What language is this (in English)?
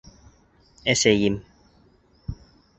Bashkir